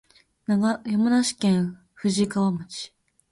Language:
Japanese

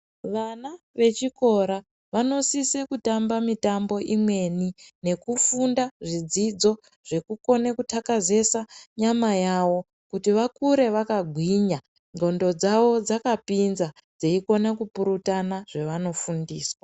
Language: Ndau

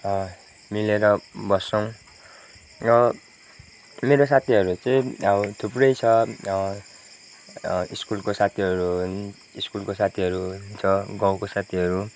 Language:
Nepali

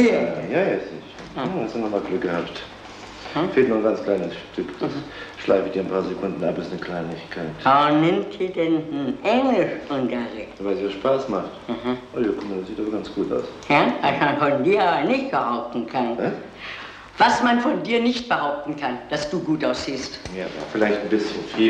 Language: German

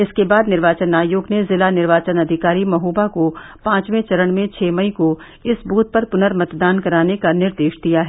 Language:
Hindi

